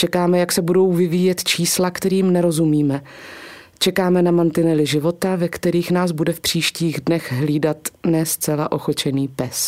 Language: Czech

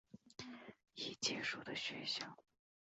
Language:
Chinese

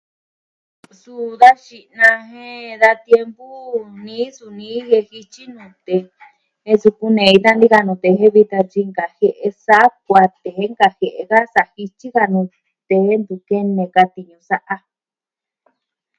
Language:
Southwestern Tlaxiaco Mixtec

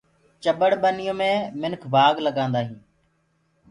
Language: Gurgula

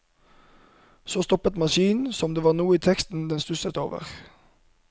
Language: Norwegian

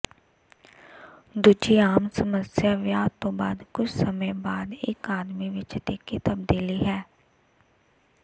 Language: Punjabi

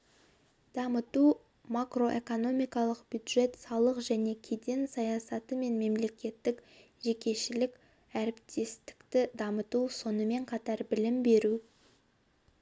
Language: Kazakh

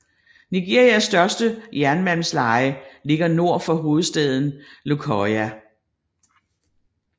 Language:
Danish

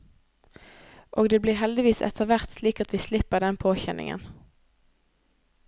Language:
Norwegian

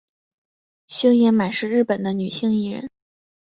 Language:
Chinese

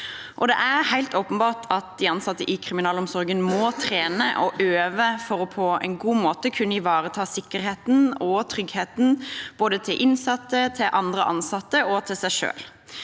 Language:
Norwegian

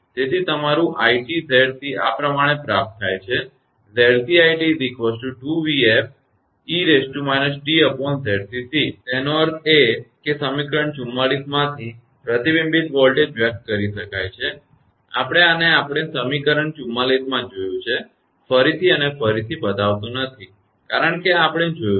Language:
Gujarati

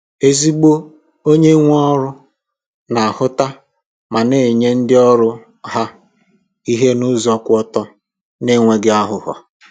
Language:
Igbo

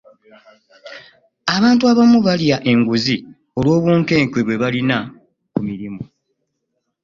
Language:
Ganda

